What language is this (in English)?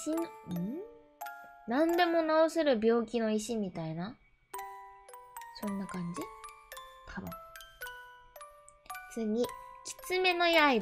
Japanese